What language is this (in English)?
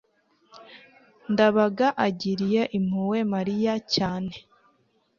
Kinyarwanda